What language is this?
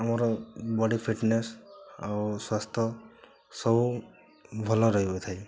Odia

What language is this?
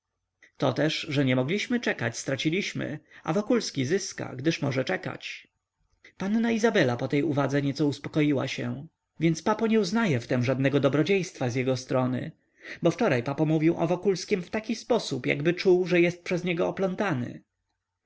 Polish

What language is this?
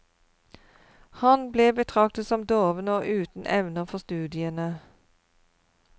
Norwegian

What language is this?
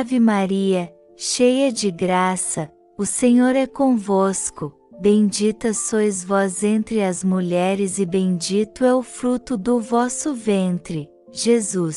Portuguese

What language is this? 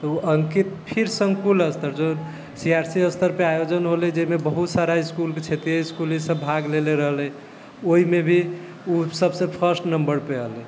Maithili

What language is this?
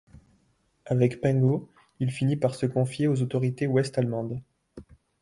French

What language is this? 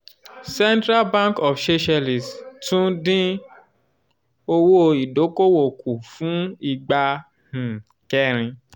Yoruba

